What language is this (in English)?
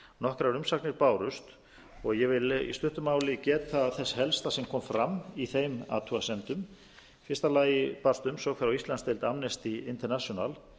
Icelandic